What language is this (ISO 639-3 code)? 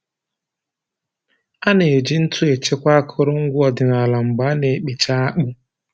ibo